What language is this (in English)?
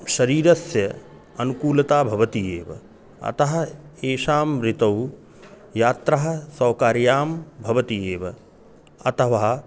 Sanskrit